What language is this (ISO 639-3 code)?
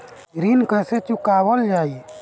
bho